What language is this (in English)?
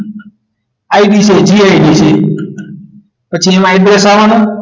Gujarati